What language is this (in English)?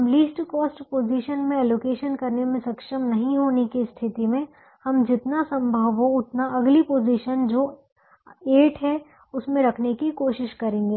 Hindi